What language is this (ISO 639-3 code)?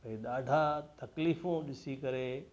snd